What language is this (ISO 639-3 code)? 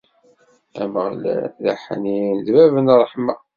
kab